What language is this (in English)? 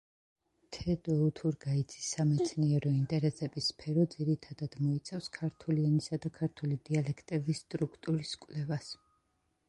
Georgian